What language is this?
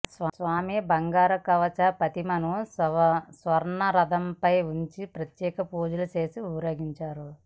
Telugu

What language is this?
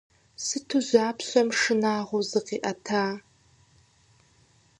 Kabardian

